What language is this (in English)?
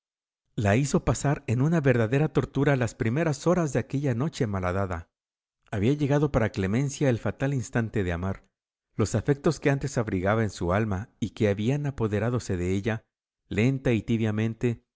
Spanish